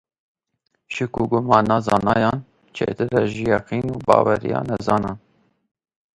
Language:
Kurdish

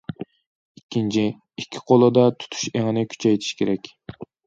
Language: Uyghur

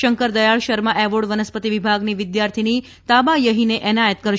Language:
Gujarati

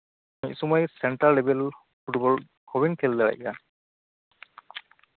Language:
Santali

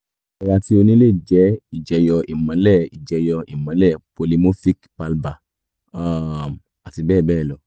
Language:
Yoruba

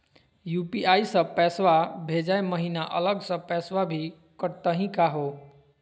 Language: Magahi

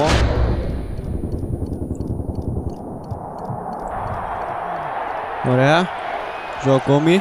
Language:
Greek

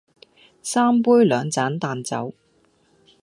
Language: Cantonese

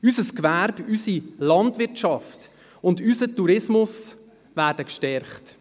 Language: Swiss German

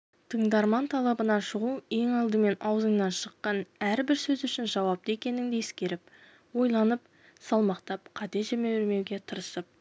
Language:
Kazakh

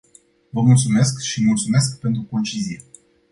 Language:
Romanian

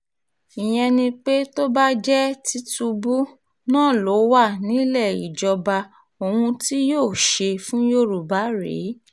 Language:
Yoruba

